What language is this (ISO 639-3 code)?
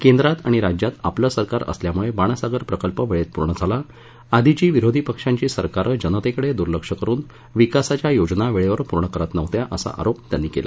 mar